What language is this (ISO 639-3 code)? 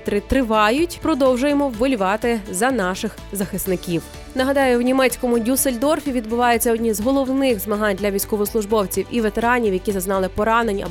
ukr